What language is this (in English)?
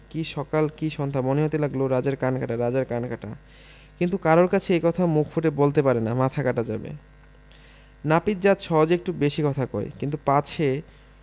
Bangla